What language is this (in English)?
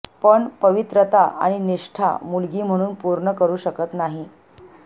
Marathi